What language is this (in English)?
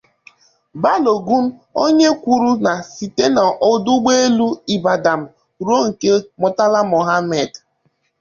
Igbo